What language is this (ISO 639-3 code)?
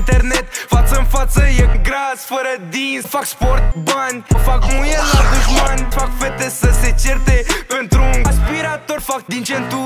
ron